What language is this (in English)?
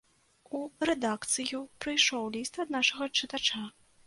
Belarusian